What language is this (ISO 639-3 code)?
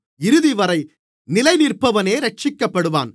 tam